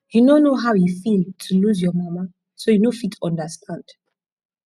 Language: Nigerian Pidgin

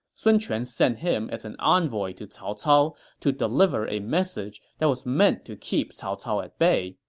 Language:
English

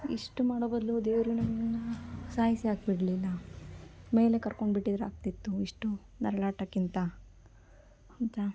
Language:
Kannada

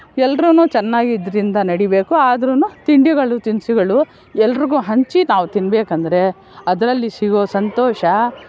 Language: Kannada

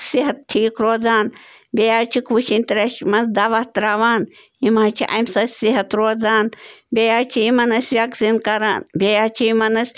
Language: Kashmiri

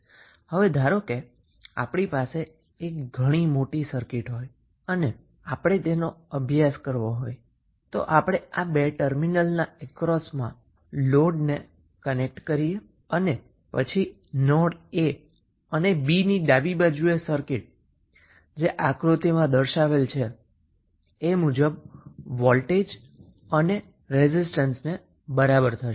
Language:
Gujarati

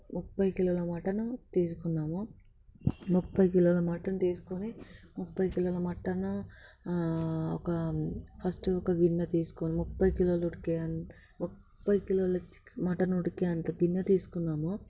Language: Telugu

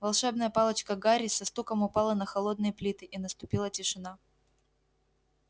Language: Russian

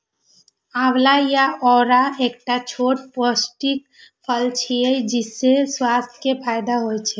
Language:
Maithili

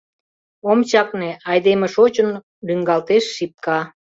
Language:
Mari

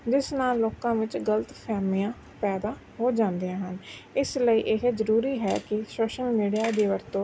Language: Punjabi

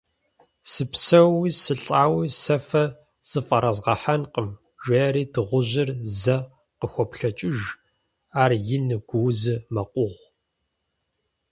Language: Kabardian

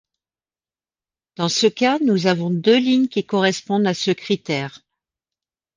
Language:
French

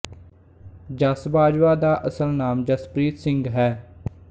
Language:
Punjabi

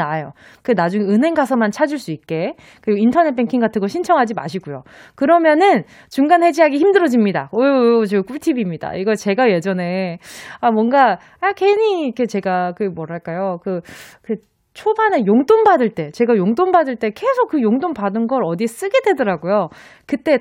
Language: Korean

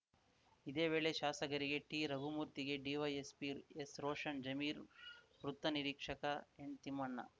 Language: Kannada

